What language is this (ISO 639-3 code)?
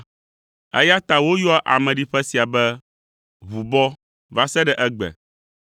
ewe